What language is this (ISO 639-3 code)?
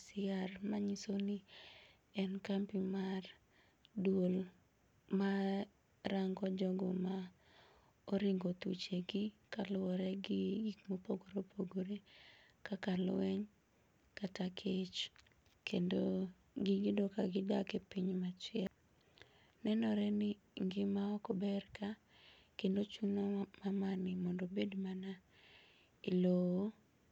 luo